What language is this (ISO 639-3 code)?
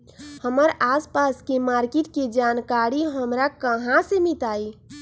mag